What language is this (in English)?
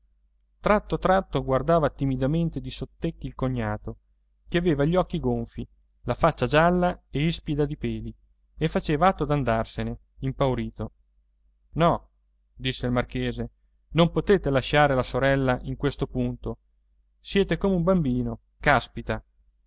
Italian